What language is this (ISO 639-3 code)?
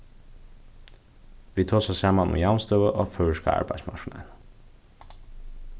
fao